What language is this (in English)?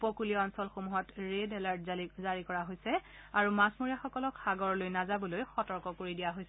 Assamese